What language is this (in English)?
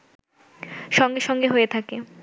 Bangla